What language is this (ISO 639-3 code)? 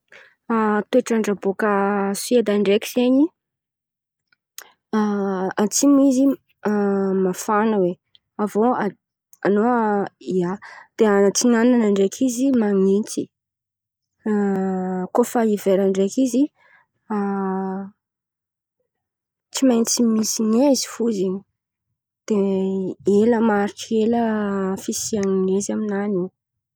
xmv